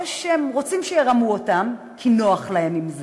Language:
Hebrew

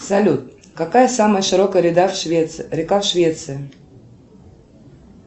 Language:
Russian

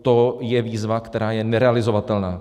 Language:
Czech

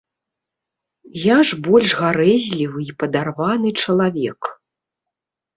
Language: Belarusian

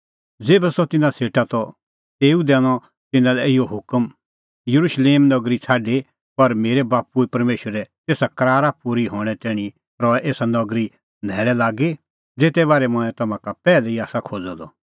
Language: Kullu Pahari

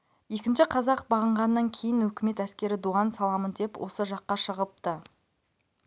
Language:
Kazakh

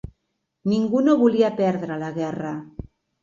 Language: Catalan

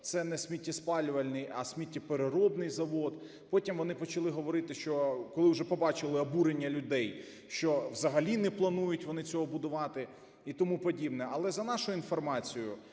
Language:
Ukrainian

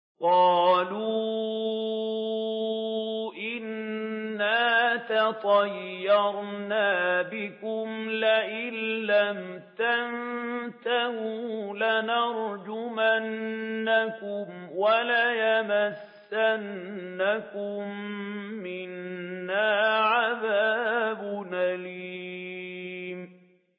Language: Arabic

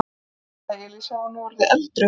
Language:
Icelandic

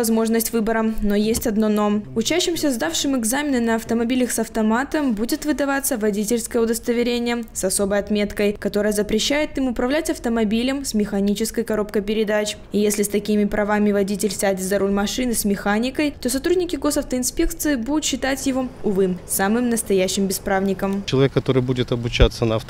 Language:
Russian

